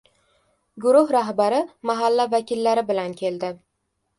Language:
Uzbek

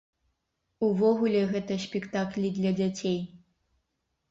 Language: Belarusian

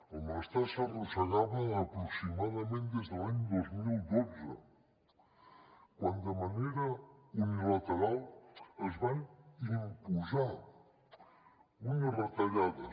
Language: Catalan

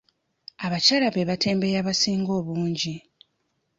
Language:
Ganda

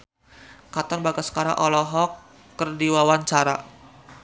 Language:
Sundanese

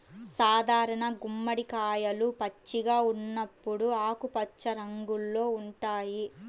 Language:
Telugu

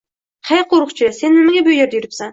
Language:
Uzbek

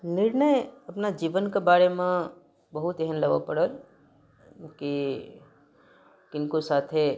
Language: Maithili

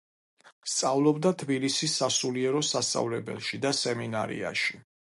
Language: Georgian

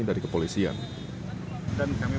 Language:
Indonesian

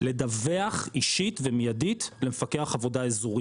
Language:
Hebrew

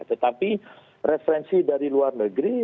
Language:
Indonesian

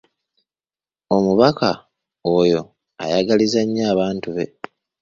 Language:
Ganda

